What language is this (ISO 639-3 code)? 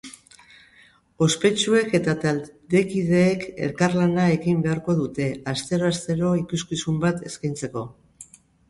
eus